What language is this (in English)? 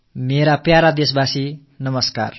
Tamil